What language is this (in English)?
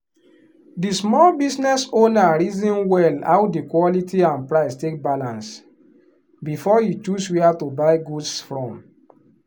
Nigerian Pidgin